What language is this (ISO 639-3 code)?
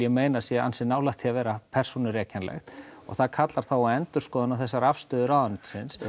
isl